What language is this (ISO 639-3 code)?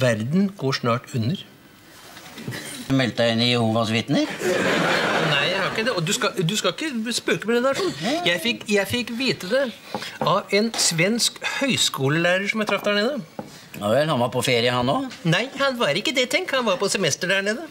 nor